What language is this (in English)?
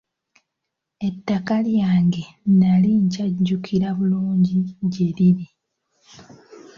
Ganda